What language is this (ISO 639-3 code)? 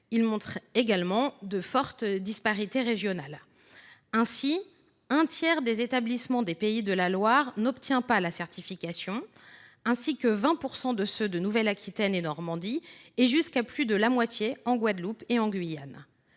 fra